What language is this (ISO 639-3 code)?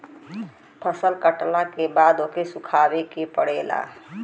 bho